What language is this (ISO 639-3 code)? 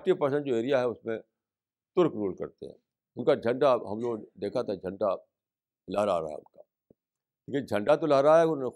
urd